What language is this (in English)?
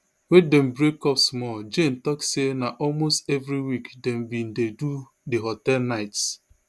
Nigerian Pidgin